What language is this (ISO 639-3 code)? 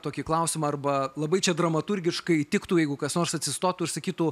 lit